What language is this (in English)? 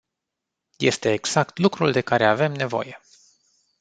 Romanian